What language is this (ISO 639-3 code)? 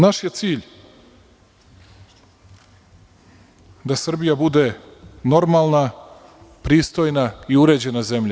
srp